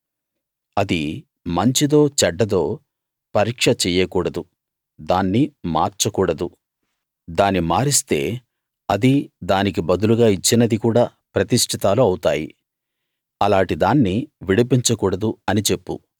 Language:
Telugu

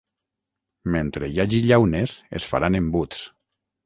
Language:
Catalan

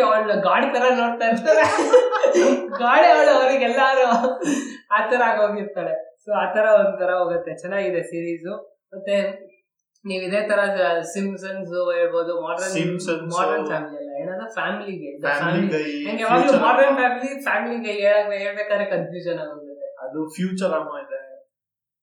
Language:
Kannada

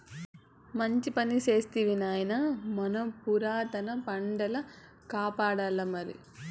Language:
Telugu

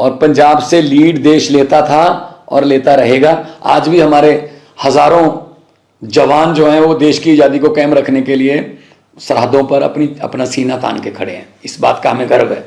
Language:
Hindi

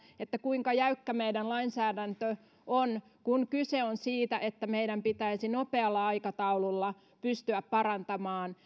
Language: Finnish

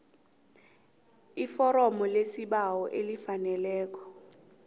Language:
South Ndebele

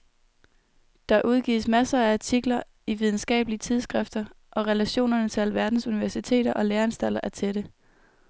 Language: Danish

